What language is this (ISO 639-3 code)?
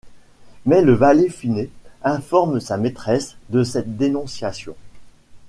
fra